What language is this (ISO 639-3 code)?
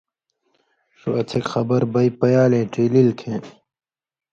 mvy